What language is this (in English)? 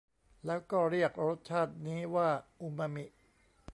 Thai